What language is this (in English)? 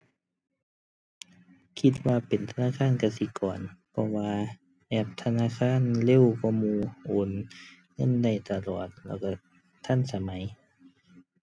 Thai